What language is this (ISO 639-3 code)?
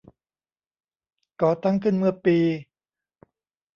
tha